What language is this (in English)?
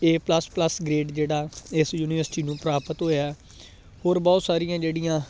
Punjabi